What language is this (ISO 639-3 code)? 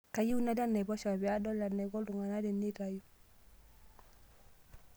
mas